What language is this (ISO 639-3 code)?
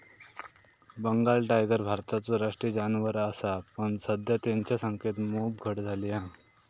mar